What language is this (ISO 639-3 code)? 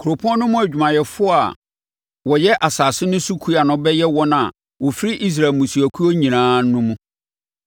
aka